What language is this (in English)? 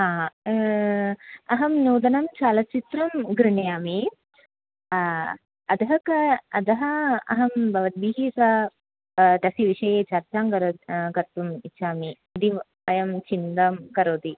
Sanskrit